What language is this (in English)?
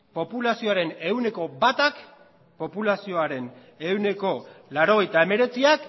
Basque